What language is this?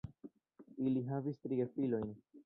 Esperanto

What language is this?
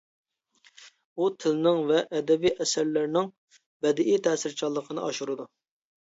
Uyghur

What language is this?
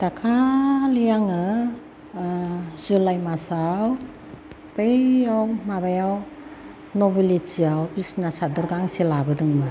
Bodo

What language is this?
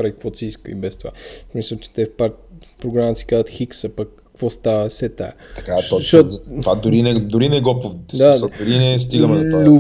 Bulgarian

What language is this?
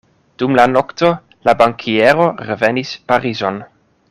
Esperanto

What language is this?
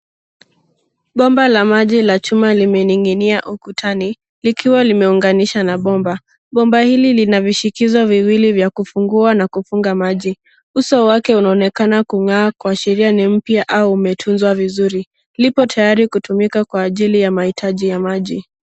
Swahili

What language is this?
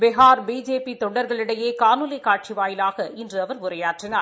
Tamil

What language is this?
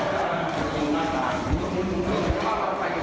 Thai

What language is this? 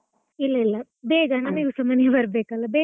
Kannada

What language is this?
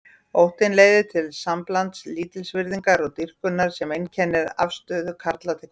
Icelandic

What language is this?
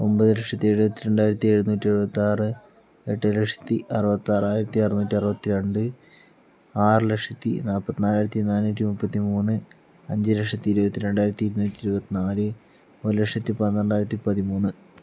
Malayalam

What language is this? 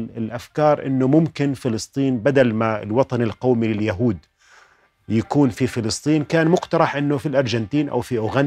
Arabic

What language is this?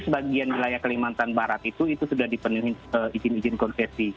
Indonesian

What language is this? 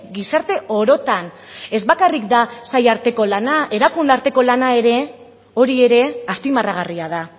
Basque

